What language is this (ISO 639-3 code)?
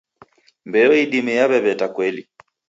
dav